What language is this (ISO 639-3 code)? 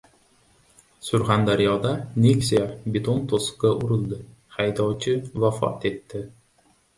uzb